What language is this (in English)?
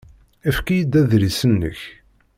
Kabyle